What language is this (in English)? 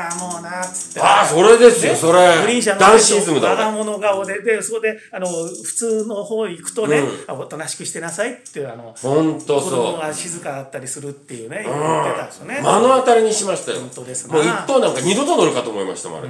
Japanese